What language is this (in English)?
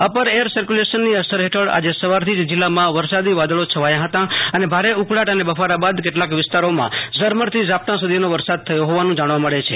Gujarati